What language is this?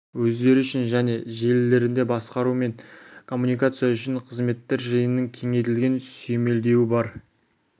Kazakh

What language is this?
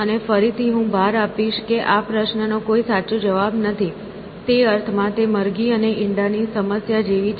Gujarati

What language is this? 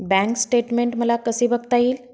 Marathi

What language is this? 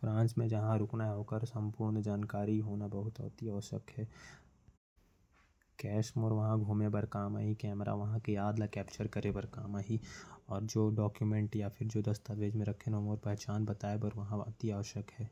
Korwa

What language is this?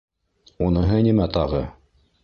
Bashkir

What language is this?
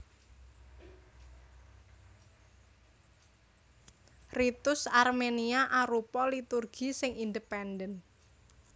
Javanese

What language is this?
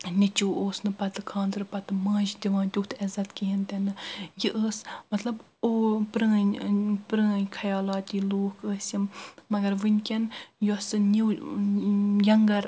Kashmiri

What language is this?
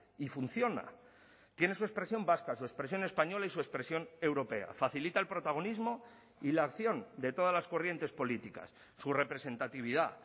Spanish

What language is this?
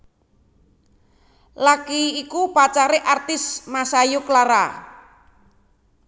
Javanese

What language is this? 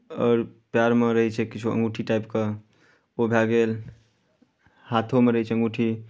Maithili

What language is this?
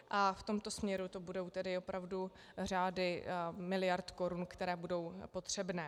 Czech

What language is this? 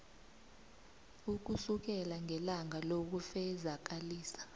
South Ndebele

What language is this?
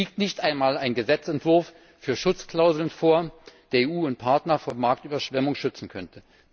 German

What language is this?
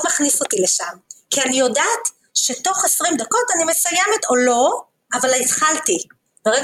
Hebrew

